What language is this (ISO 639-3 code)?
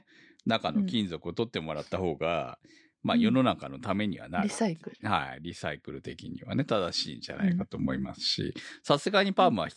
jpn